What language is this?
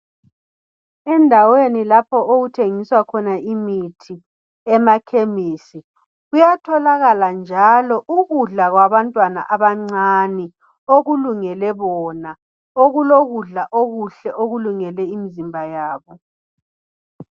North Ndebele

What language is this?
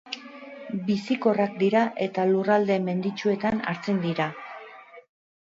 Basque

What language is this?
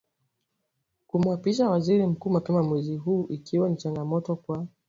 Swahili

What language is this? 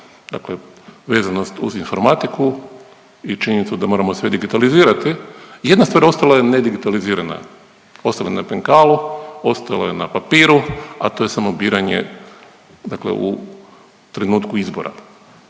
Croatian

